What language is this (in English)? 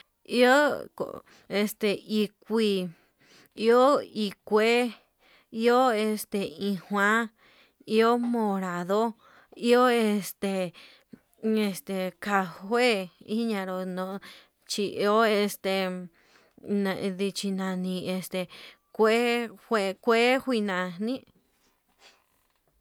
Yutanduchi Mixtec